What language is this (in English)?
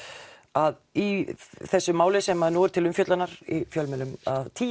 Icelandic